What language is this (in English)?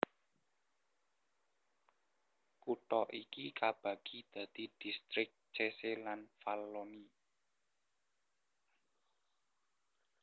Javanese